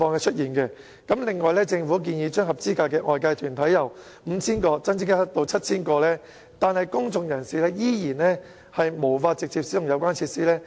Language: Cantonese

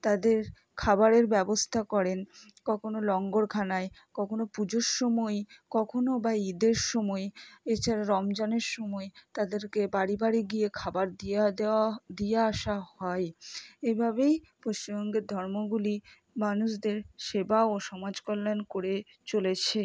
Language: Bangla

